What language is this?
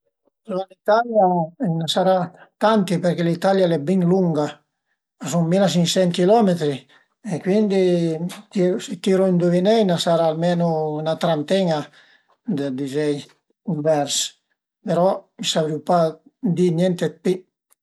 Piedmontese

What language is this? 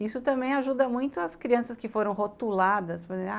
Portuguese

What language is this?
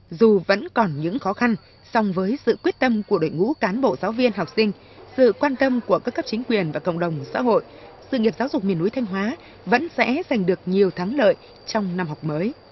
Vietnamese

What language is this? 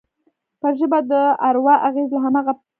Pashto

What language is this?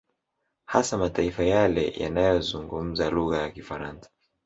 Swahili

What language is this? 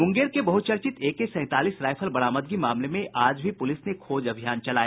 Hindi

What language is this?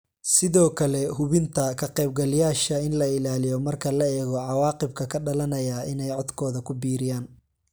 Somali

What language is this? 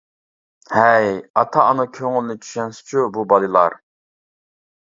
Uyghur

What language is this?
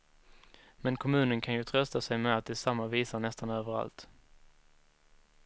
Swedish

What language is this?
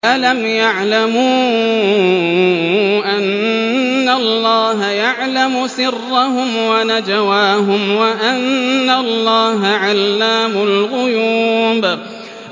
Arabic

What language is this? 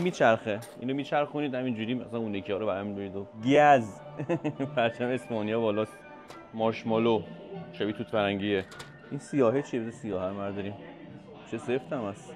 Persian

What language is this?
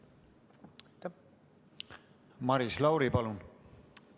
Estonian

